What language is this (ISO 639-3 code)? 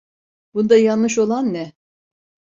tur